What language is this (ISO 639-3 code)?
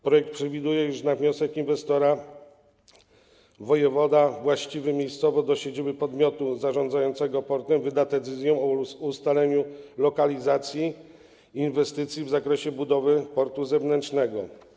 pol